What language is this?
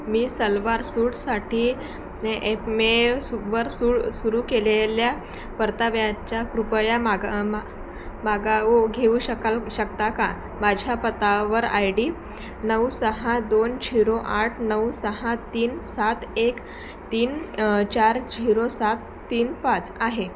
Marathi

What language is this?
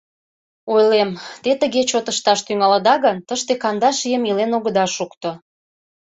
Mari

